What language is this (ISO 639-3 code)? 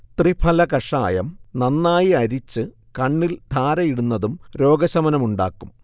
mal